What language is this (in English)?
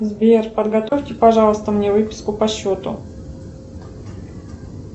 Russian